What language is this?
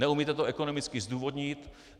Czech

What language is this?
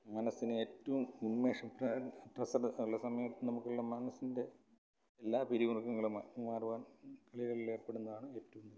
Malayalam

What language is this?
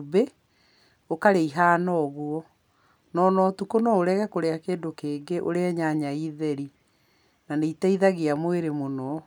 Kikuyu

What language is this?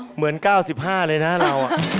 Thai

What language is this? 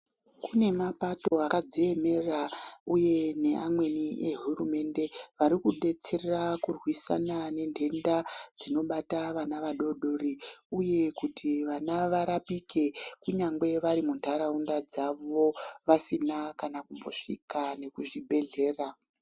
Ndau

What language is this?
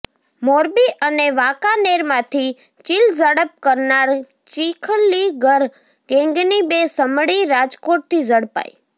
Gujarati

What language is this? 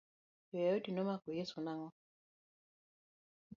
Luo (Kenya and Tanzania)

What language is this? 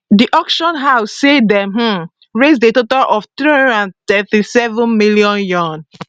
Nigerian Pidgin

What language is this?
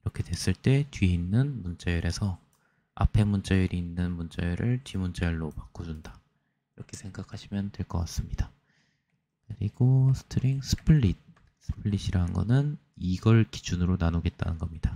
Korean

